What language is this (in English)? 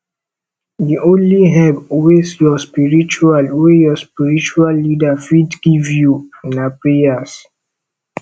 Nigerian Pidgin